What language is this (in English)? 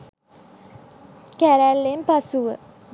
Sinhala